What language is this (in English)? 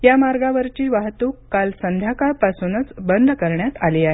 Marathi